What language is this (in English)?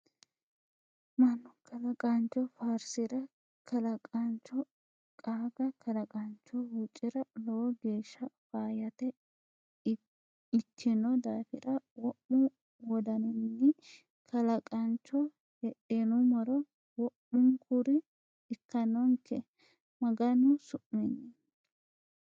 Sidamo